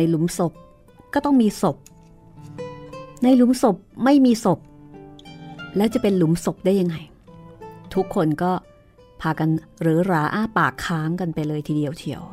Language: Thai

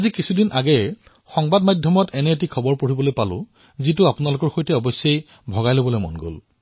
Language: Assamese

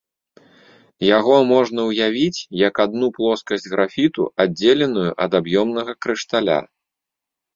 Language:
Belarusian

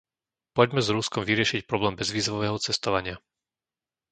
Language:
Slovak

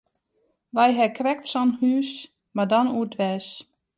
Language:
Western Frisian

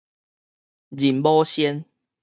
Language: Min Nan Chinese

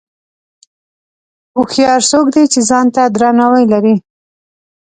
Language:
Pashto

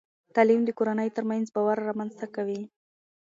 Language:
Pashto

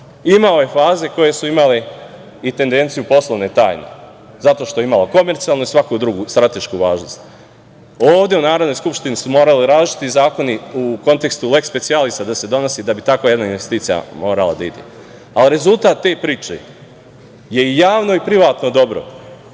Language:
Serbian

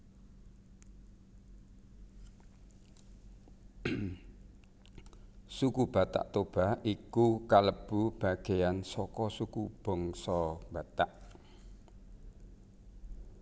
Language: Javanese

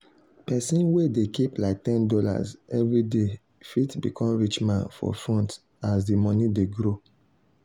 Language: Nigerian Pidgin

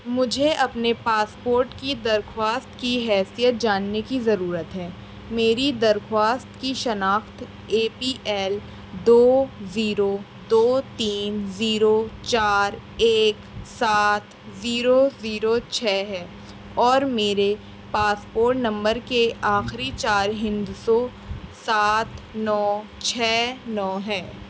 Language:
Urdu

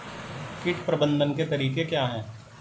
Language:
Hindi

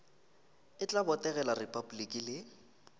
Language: Northern Sotho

